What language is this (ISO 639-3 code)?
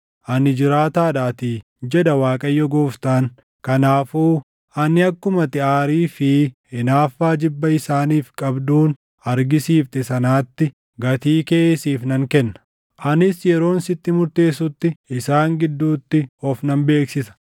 orm